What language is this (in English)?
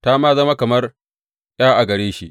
Hausa